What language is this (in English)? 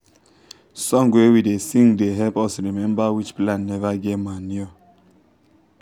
Nigerian Pidgin